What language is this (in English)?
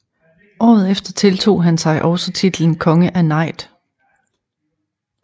Danish